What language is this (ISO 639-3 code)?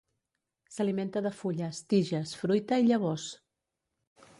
cat